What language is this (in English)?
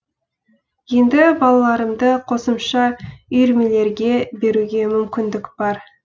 Kazakh